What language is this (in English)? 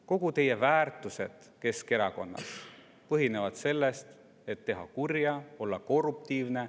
Estonian